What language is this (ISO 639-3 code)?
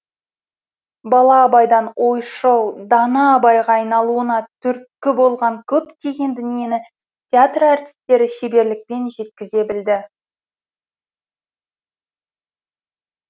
kaz